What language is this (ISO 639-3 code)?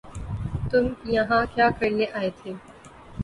urd